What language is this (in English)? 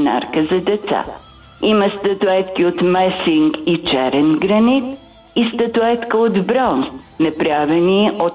Bulgarian